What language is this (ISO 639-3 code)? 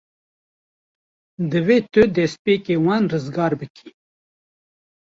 kur